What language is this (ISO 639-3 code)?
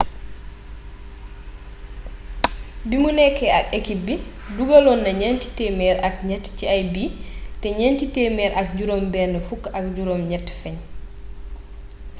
wol